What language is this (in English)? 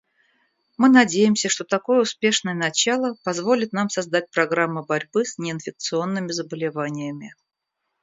Russian